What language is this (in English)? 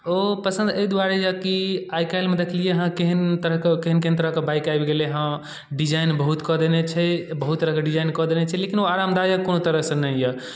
Maithili